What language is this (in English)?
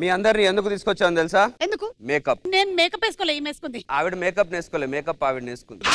Telugu